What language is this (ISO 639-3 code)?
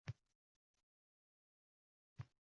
uzb